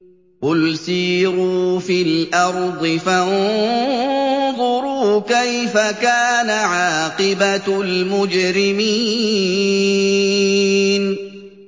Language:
Arabic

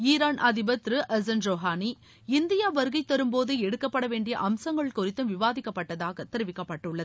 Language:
Tamil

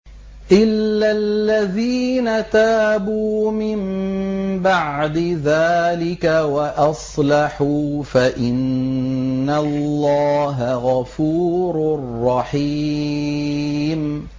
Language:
Arabic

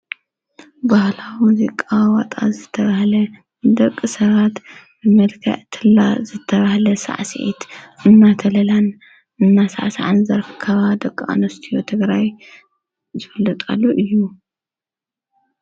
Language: Tigrinya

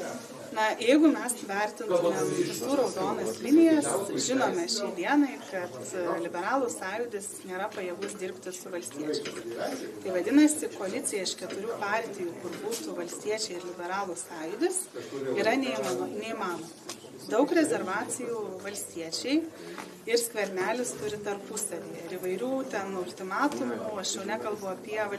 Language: Lithuanian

